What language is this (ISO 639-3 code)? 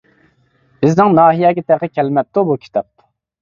uig